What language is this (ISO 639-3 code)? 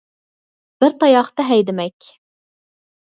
uig